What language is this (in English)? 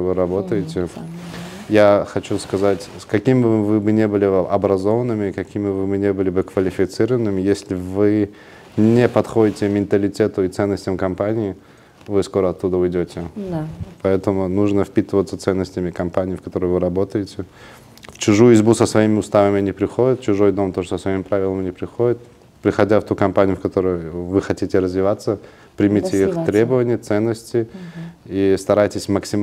Russian